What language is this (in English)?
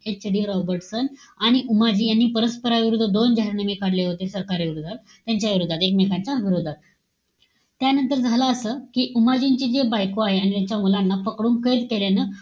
Marathi